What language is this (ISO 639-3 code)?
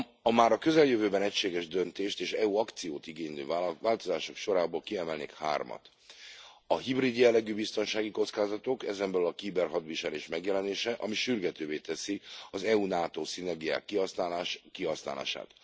hun